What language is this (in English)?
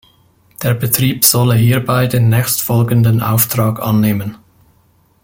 German